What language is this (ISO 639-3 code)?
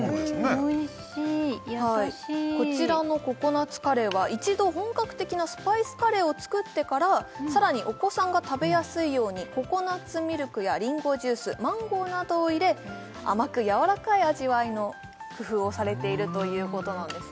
jpn